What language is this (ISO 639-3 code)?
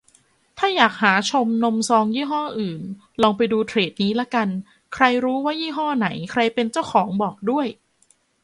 tha